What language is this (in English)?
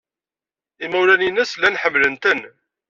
Kabyle